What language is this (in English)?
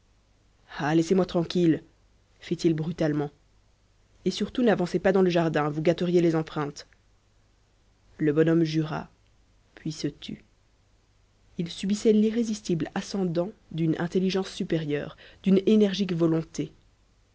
French